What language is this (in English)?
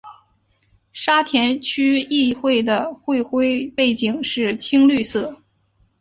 Chinese